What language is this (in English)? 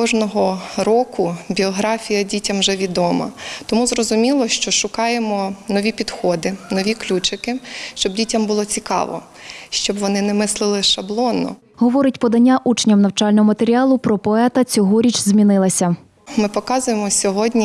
Ukrainian